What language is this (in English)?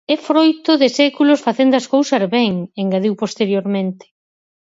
Galician